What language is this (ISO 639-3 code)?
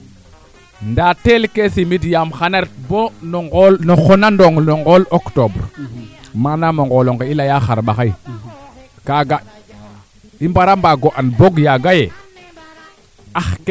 srr